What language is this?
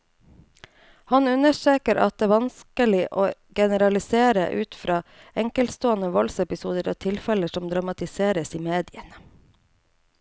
Norwegian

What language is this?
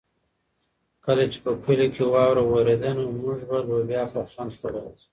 Pashto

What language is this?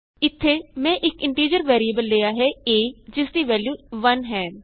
Punjabi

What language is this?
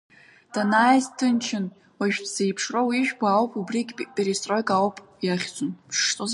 Abkhazian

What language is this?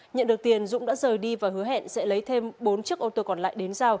Vietnamese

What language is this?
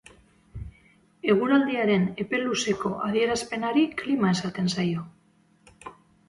Basque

